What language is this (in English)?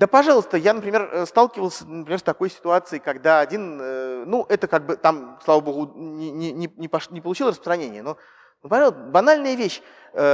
Russian